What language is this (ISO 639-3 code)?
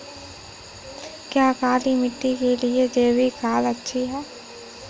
hin